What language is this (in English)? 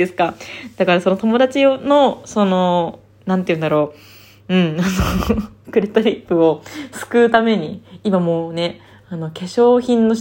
Japanese